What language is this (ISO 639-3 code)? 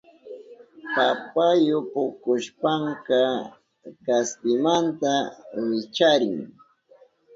qup